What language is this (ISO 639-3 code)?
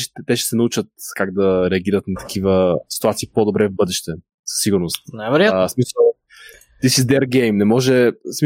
bul